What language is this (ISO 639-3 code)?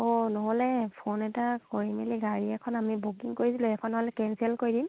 asm